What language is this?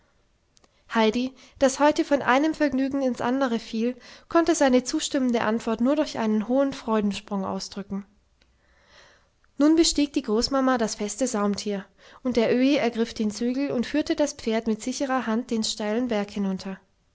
German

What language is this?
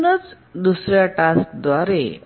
Marathi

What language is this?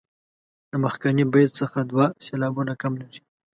Pashto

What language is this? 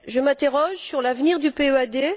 French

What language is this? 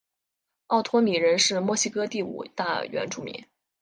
Chinese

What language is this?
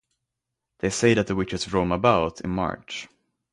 English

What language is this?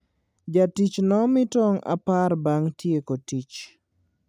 Luo (Kenya and Tanzania)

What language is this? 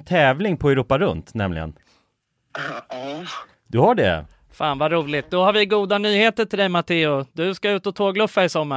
Swedish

